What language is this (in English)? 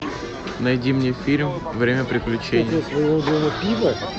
Russian